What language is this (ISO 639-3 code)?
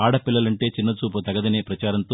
tel